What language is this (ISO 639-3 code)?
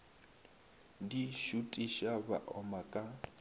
nso